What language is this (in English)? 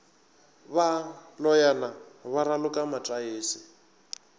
Northern Sotho